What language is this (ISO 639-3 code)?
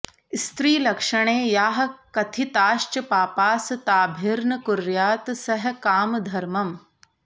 san